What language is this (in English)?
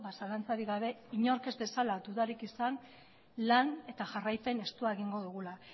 Basque